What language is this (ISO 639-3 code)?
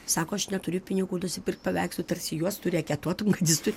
lit